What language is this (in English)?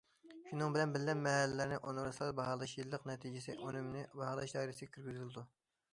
Uyghur